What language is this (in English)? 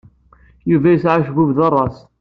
Kabyle